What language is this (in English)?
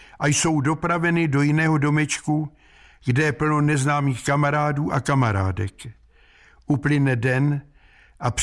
Czech